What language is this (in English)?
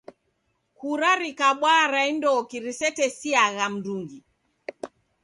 Taita